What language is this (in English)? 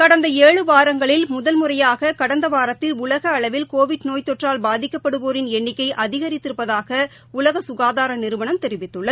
Tamil